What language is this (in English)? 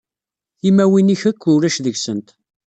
Kabyle